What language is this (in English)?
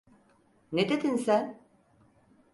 Turkish